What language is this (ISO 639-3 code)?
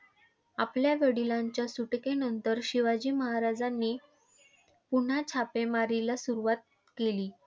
mar